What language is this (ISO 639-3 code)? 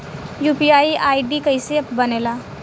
bho